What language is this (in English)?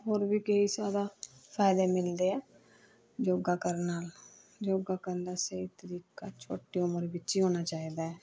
Punjabi